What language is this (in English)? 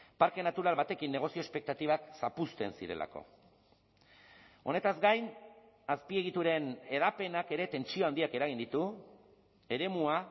Basque